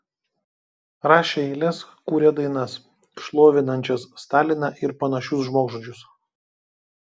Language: Lithuanian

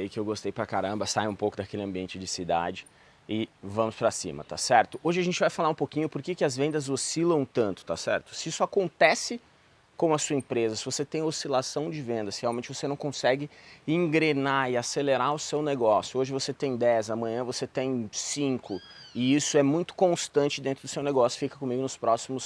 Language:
Portuguese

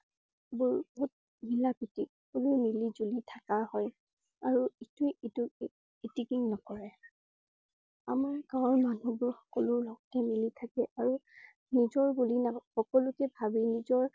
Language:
Assamese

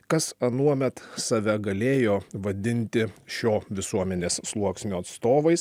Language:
Lithuanian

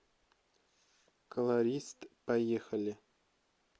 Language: Russian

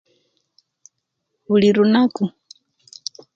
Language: Kenyi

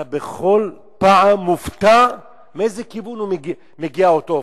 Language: Hebrew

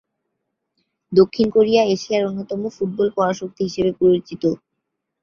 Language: Bangla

